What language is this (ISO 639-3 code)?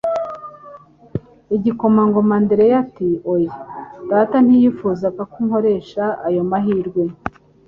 kin